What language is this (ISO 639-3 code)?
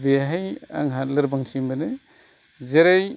brx